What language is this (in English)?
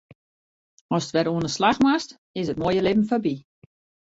Western Frisian